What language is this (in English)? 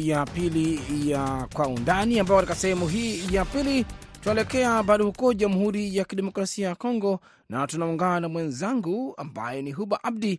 Swahili